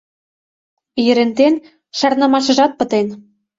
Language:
Mari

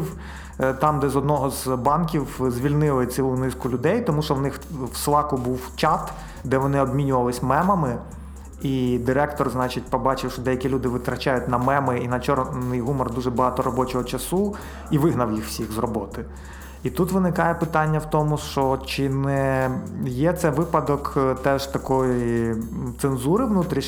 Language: Ukrainian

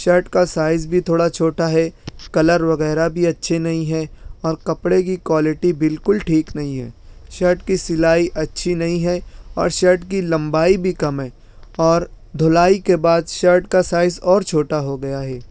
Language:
Urdu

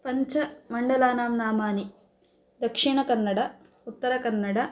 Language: Sanskrit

